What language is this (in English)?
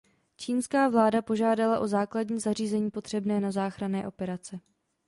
Czech